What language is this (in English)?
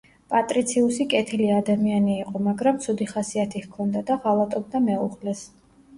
Georgian